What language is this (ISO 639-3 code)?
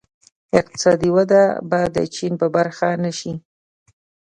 pus